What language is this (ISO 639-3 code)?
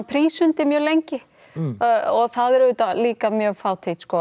isl